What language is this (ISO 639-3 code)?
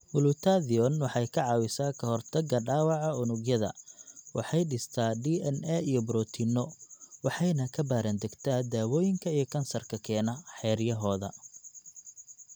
som